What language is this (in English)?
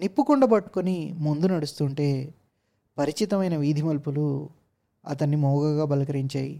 Telugu